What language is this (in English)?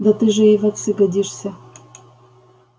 Russian